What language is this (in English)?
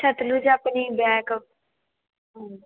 Punjabi